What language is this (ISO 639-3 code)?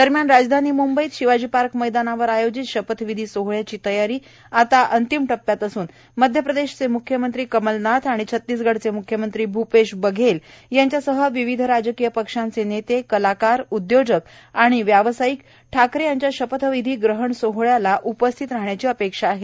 mar